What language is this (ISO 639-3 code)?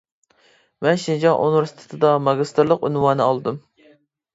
uig